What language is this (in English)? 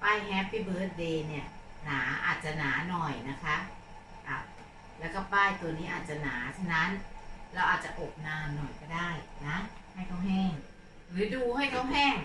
Thai